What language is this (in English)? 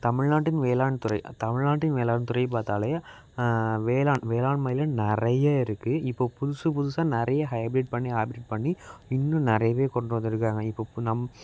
Tamil